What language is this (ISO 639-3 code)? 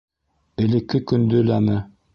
bak